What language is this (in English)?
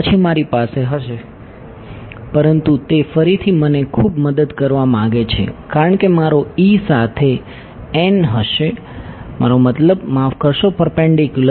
Gujarati